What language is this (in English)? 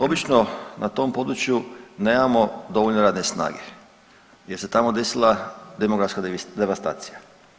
Croatian